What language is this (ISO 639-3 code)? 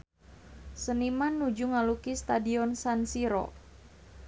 sun